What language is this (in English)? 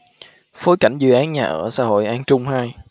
Vietnamese